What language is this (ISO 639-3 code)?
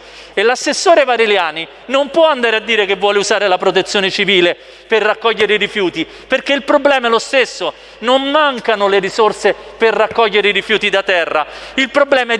ita